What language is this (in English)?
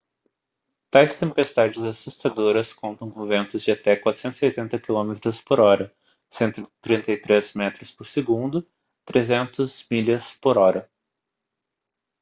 Portuguese